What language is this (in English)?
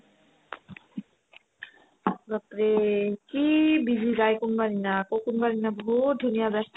Assamese